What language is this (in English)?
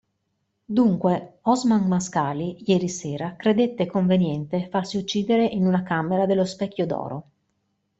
Italian